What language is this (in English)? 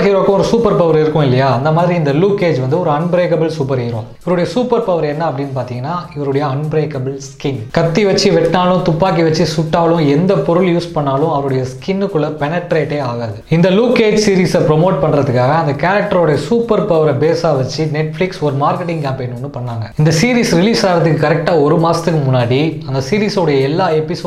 Tamil